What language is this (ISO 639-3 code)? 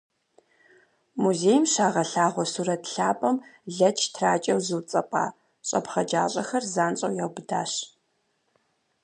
kbd